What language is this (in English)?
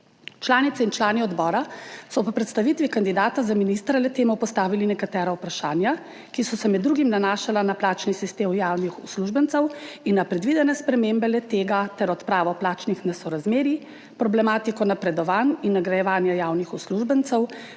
Slovenian